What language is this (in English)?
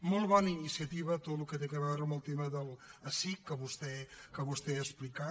Catalan